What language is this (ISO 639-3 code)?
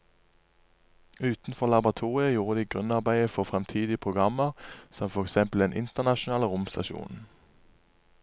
nor